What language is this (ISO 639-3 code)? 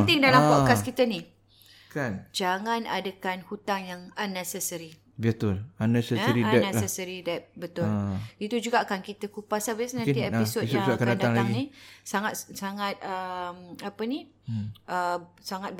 msa